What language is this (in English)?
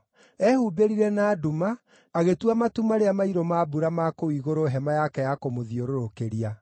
Kikuyu